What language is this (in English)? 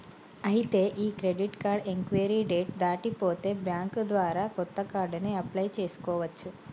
Telugu